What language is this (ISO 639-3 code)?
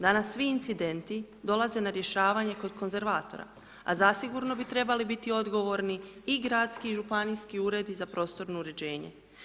hrv